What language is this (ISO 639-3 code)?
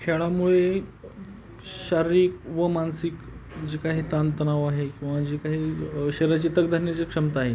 mar